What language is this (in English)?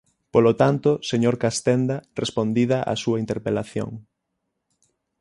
Galician